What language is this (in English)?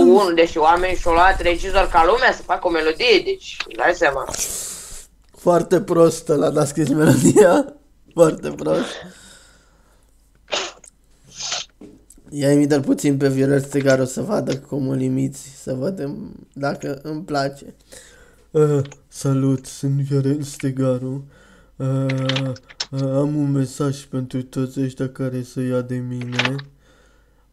Romanian